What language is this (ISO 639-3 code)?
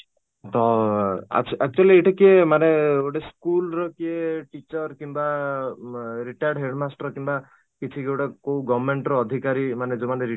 ori